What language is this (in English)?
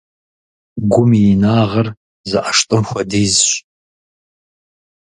Kabardian